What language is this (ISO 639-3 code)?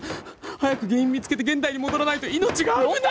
jpn